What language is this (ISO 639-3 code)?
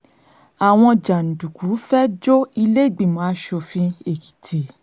yor